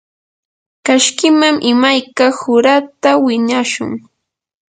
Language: Yanahuanca Pasco Quechua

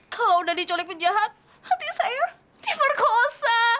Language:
Indonesian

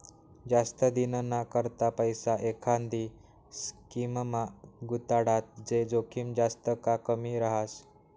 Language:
Marathi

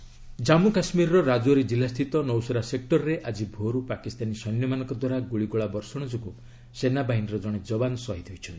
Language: Odia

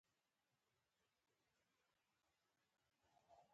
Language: Pashto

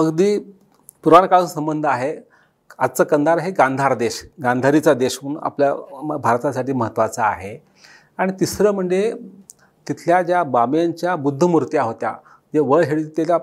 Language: Marathi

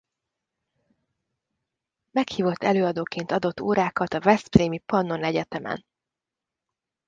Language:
Hungarian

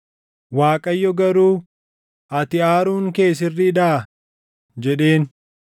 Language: Oromo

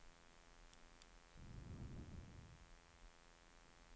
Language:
Danish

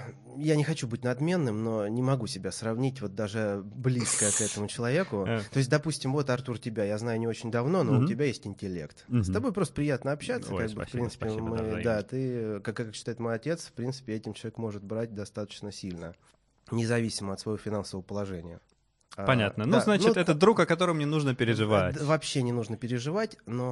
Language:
Russian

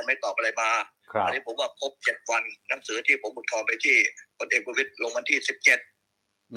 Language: Thai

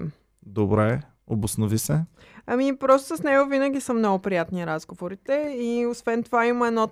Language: Bulgarian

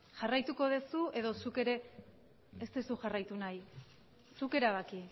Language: Basque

